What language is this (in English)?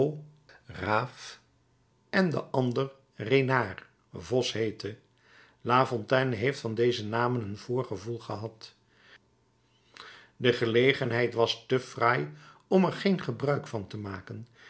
Dutch